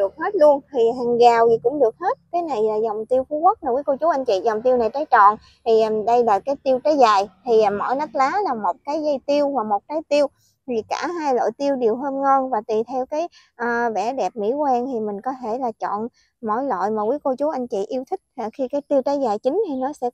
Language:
Vietnamese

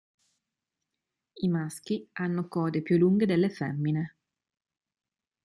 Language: Italian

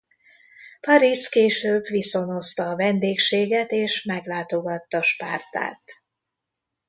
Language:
Hungarian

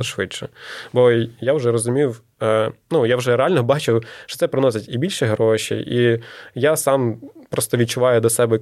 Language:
Ukrainian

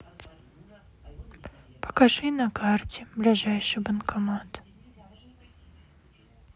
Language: Russian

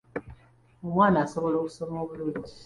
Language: Ganda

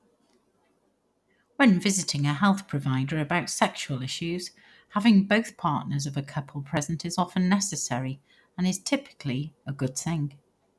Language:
English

